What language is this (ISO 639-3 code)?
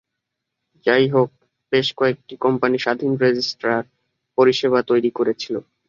ben